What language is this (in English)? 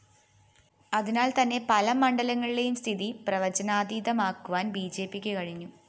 Malayalam